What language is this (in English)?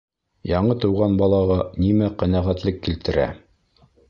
Bashkir